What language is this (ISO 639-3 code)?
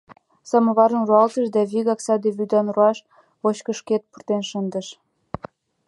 chm